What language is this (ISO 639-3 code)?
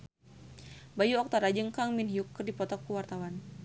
sun